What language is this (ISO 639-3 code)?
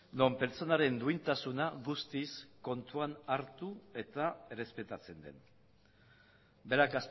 eus